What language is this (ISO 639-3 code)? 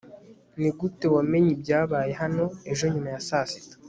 kin